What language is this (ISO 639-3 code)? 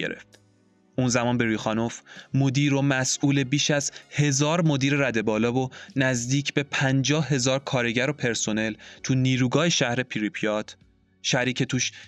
fas